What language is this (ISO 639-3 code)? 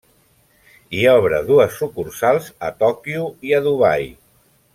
cat